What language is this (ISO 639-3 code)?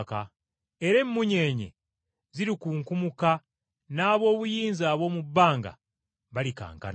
lug